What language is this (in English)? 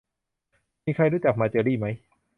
Thai